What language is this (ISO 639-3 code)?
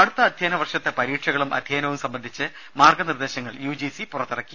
mal